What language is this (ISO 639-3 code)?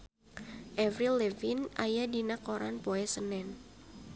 sun